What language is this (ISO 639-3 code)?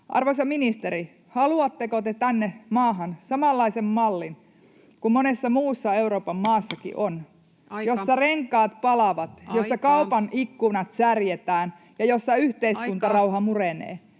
fin